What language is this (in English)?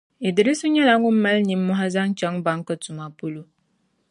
Dagbani